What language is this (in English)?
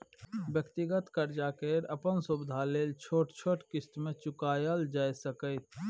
Maithili